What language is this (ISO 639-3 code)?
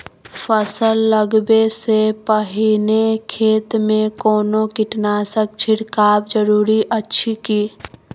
mai